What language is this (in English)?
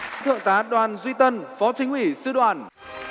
Vietnamese